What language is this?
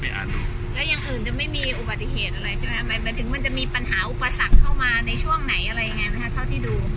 Thai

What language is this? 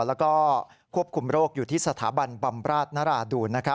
Thai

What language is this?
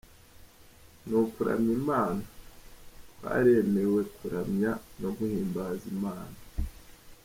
Kinyarwanda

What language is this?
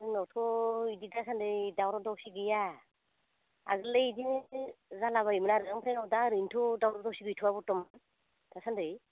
Bodo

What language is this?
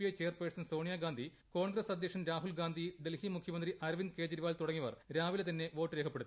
Malayalam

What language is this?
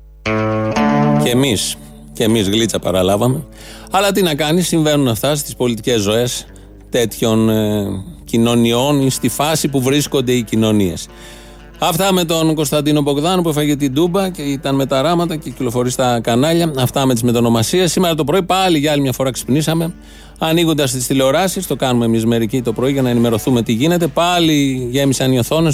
Greek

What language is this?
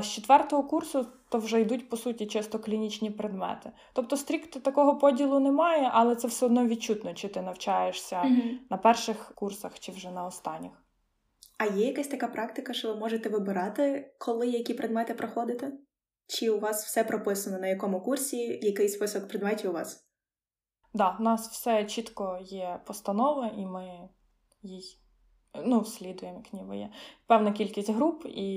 Ukrainian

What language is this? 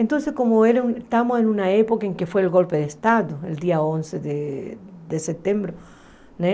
Portuguese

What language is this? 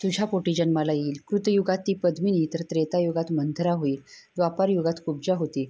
Marathi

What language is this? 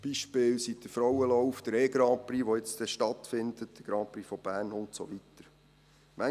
Swiss German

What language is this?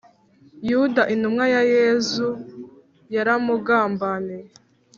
Kinyarwanda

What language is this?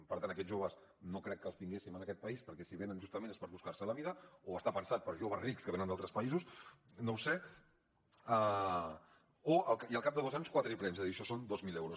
Catalan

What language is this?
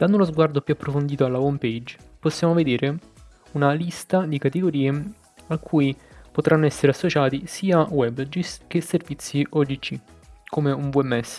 Italian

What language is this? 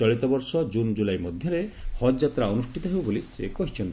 Odia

